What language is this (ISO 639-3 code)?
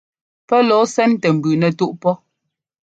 jgo